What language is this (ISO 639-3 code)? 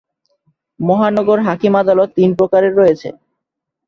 ben